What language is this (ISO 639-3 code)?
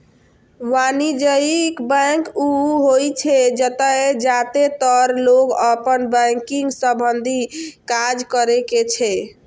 mai